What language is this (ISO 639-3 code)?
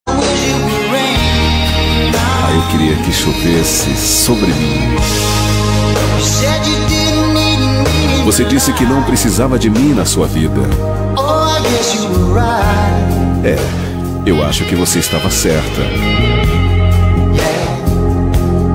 por